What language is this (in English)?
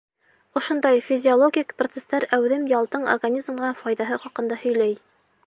Bashkir